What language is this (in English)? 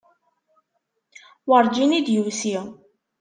Kabyle